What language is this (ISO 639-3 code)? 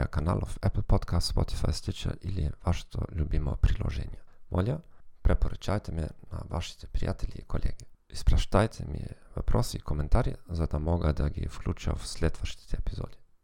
bul